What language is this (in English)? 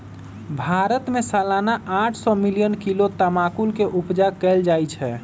Magahi